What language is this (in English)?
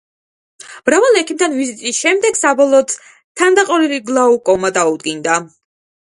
Georgian